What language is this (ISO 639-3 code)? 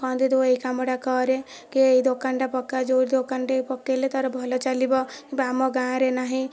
ori